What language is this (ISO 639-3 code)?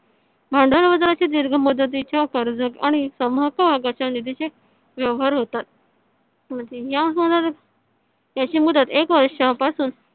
mar